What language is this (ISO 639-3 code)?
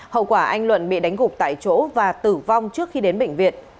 vie